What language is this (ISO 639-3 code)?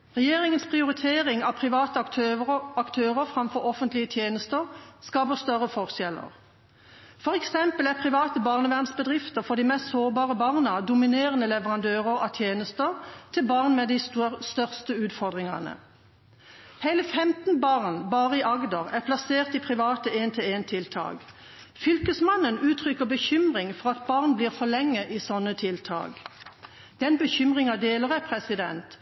nob